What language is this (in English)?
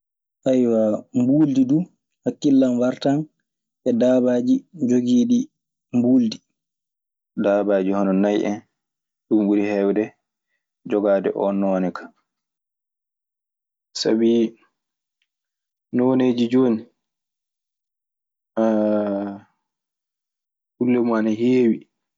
Maasina Fulfulde